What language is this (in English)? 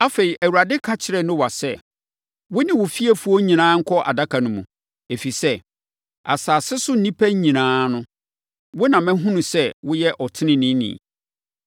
Akan